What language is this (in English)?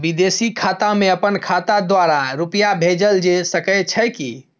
Maithili